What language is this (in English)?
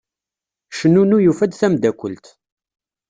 Kabyle